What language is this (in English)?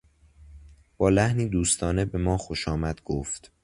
Persian